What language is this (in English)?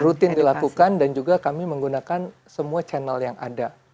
Indonesian